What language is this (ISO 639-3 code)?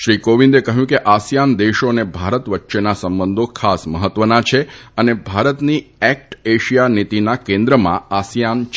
guj